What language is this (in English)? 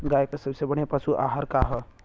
Bhojpuri